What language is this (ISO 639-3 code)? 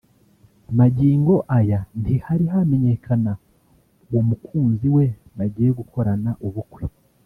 kin